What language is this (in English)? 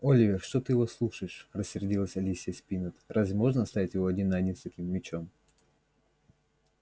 Russian